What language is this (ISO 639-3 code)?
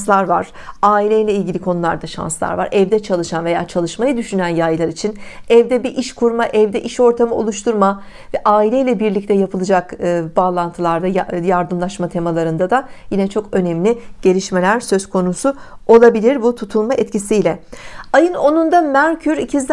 tur